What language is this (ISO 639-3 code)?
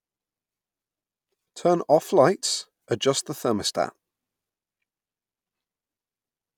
eng